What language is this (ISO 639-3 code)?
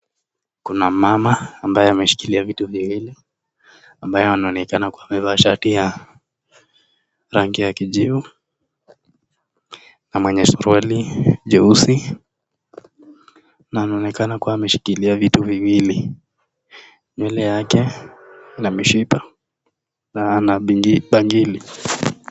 swa